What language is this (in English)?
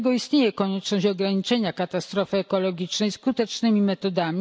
Polish